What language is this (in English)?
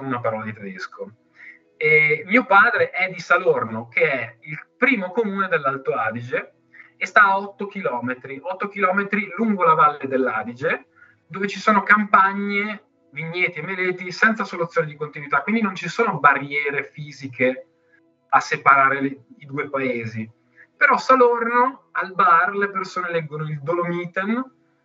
Italian